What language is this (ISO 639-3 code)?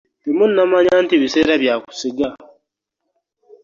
lug